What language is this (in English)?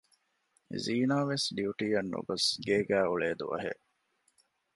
Divehi